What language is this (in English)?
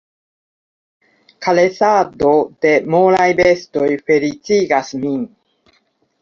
Esperanto